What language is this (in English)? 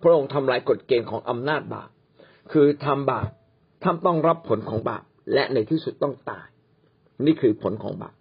Thai